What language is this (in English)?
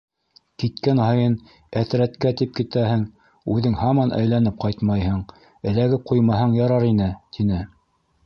Bashkir